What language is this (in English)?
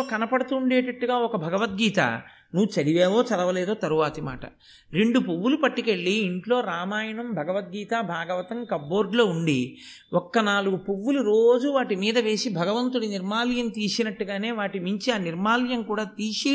Telugu